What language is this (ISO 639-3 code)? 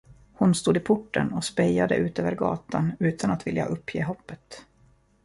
swe